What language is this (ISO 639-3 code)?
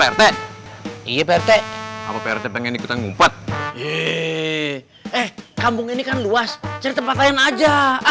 ind